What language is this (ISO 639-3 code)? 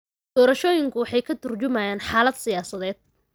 som